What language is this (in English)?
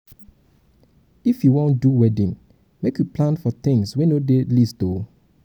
Nigerian Pidgin